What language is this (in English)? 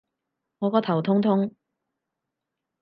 Cantonese